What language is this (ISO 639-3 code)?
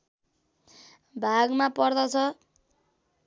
nep